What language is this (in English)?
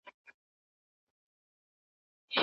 Pashto